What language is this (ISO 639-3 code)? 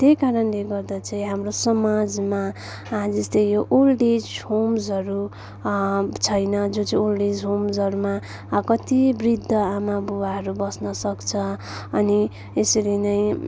nep